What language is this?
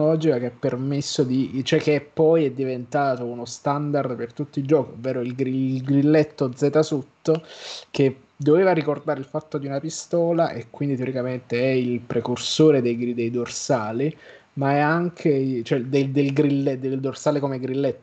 Italian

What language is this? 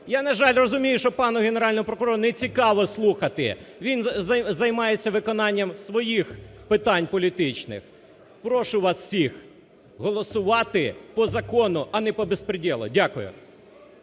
Ukrainian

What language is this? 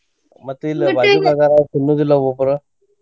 Kannada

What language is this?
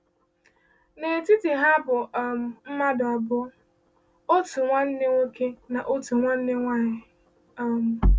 Igbo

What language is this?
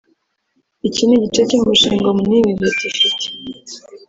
Kinyarwanda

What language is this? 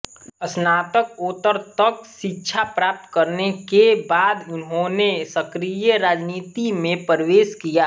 Hindi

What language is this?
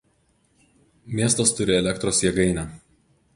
Lithuanian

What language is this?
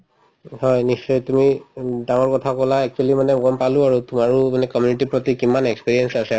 Assamese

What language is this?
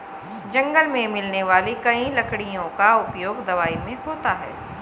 Hindi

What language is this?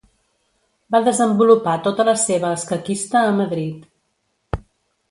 Catalan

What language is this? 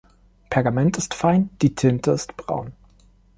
German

